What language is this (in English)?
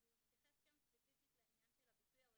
Hebrew